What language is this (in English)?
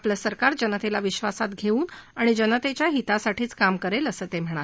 Marathi